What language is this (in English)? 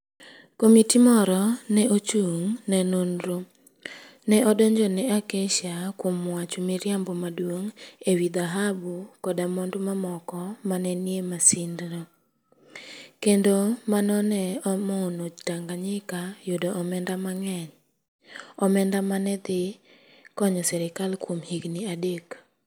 Luo (Kenya and Tanzania)